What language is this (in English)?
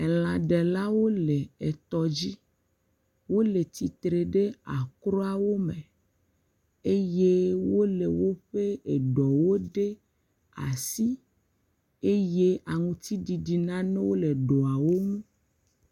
Ewe